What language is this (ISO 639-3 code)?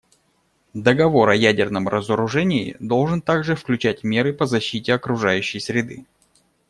rus